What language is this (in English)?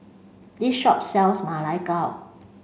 English